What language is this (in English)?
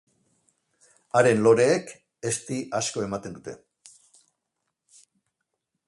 Basque